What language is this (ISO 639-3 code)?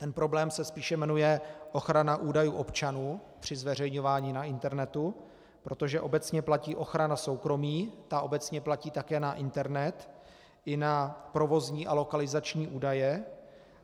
ces